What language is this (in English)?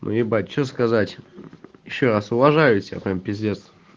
Russian